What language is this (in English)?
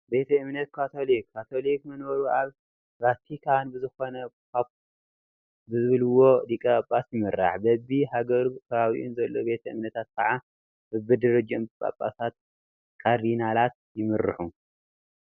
Tigrinya